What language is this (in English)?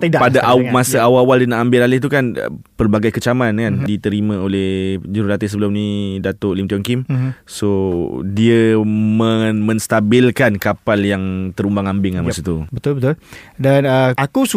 Malay